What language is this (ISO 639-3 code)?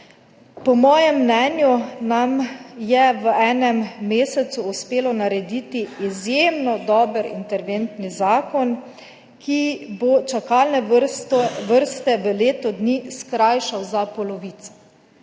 slv